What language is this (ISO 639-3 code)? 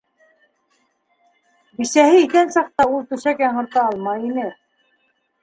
bak